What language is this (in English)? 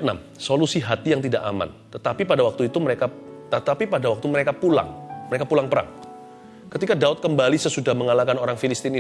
Indonesian